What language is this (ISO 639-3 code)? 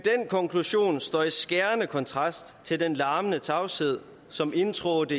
dan